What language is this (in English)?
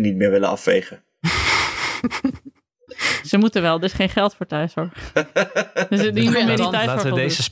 Dutch